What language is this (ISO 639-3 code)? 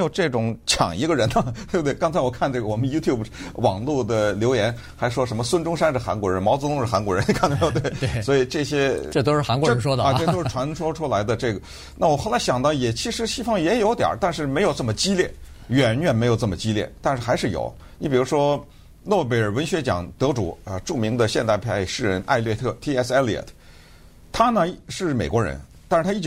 zho